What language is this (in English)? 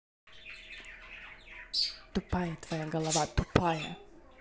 Russian